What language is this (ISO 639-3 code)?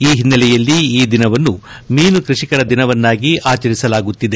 kan